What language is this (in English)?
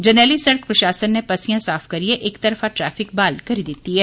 Dogri